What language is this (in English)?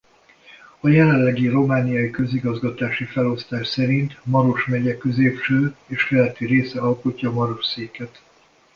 Hungarian